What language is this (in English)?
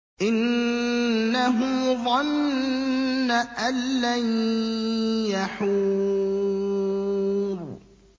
Arabic